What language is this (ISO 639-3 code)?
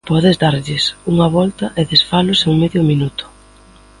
glg